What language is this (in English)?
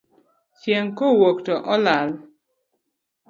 Luo (Kenya and Tanzania)